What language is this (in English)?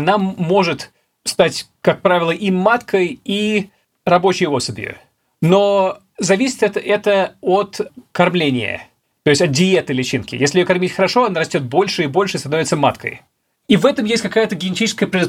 Russian